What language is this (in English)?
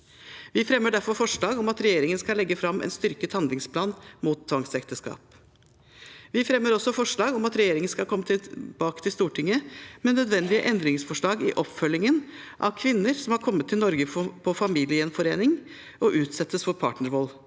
Norwegian